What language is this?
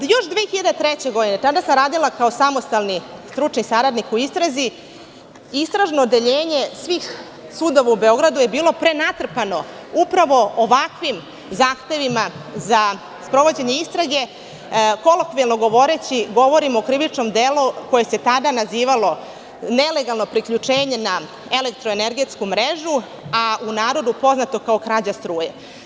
Serbian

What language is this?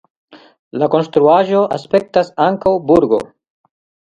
Esperanto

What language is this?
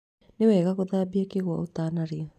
Kikuyu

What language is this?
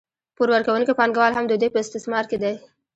Pashto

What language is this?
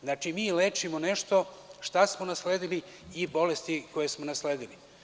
Serbian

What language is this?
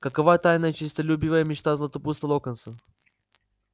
Russian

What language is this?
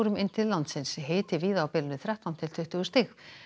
Icelandic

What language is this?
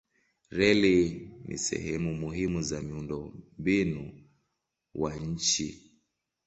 Swahili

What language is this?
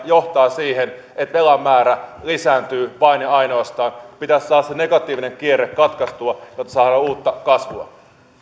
Finnish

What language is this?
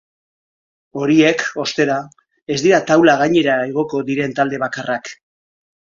Basque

